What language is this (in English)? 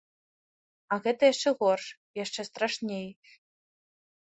Belarusian